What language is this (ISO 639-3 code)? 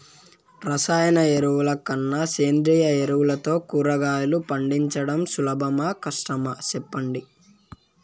tel